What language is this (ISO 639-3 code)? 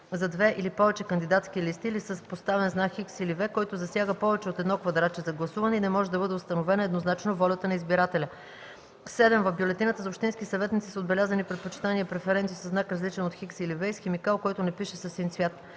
bul